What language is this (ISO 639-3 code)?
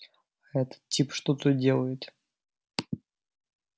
rus